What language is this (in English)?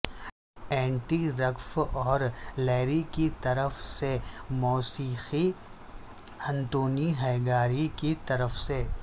Urdu